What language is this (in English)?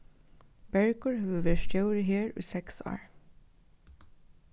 Faroese